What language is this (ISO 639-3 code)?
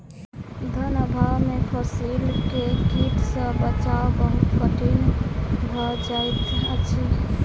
mai